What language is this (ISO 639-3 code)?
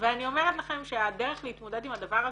heb